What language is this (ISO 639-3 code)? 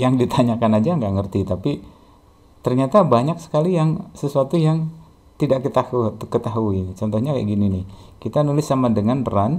ind